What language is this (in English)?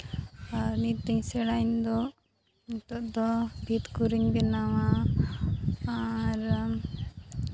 Santali